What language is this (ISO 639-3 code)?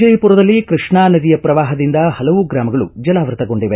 kan